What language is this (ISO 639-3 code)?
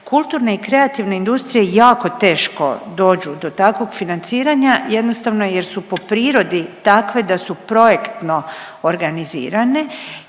hrv